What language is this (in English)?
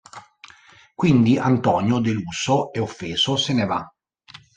Italian